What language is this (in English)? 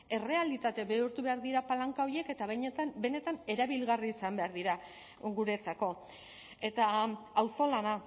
Basque